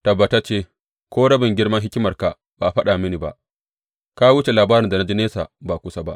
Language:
Hausa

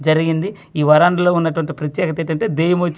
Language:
Telugu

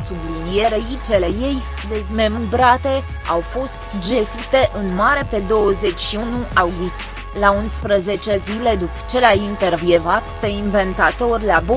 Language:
Romanian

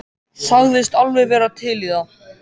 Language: Icelandic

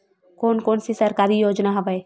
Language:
Chhattisgarhi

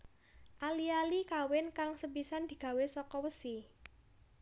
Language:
Javanese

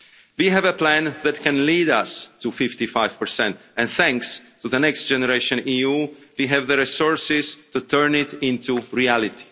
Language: English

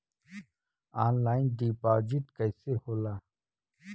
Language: Bhojpuri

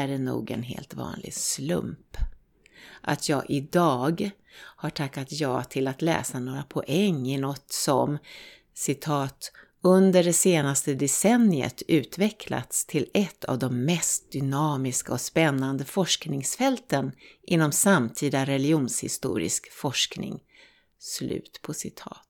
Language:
Swedish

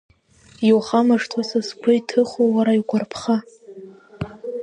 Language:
Abkhazian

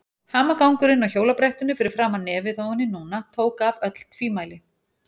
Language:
Icelandic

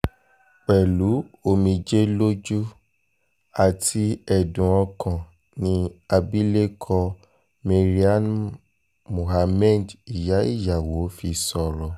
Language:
Yoruba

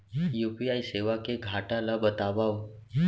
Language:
Chhattisgarhi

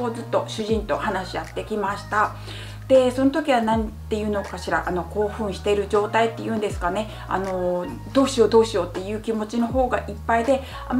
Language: Japanese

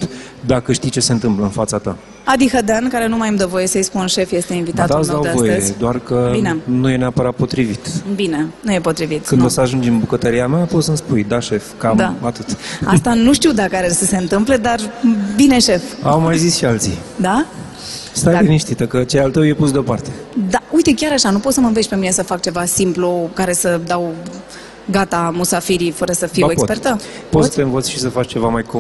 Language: Romanian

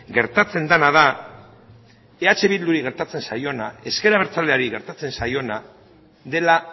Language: Basque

